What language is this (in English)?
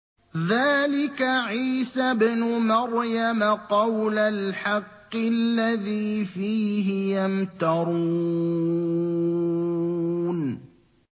Arabic